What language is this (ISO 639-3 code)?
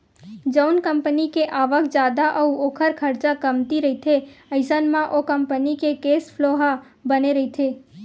hne